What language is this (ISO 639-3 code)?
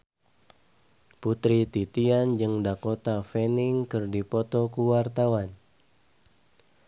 sun